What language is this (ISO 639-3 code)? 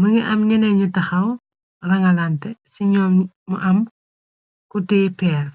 wol